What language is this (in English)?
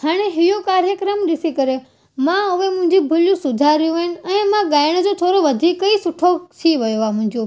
Sindhi